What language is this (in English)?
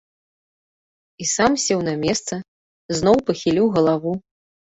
Belarusian